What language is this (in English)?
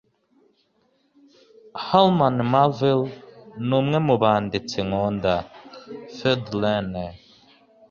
Kinyarwanda